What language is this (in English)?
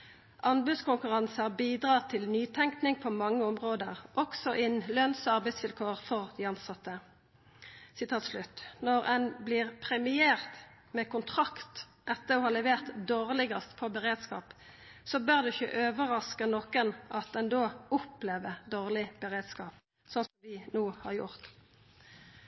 Norwegian Nynorsk